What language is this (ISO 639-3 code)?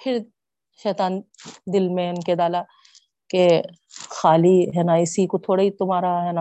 urd